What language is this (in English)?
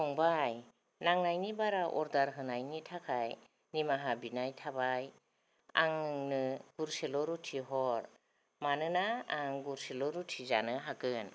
Bodo